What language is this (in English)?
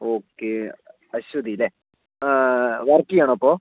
Malayalam